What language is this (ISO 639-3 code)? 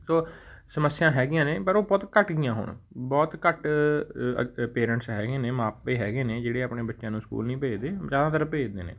pan